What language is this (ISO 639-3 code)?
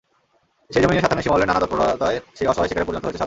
ben